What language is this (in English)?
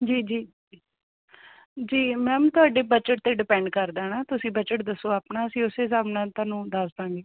Punjabi